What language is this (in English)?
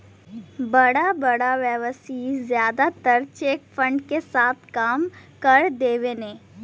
Bhojpuri